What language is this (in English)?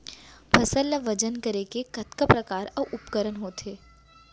Chhattisgarhi